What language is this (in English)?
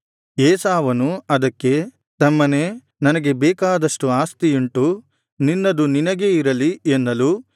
Kannada